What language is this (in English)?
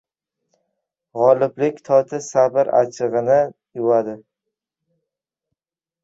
Uzbek